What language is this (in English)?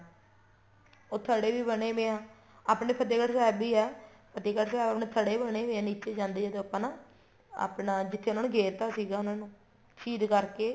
Punjabi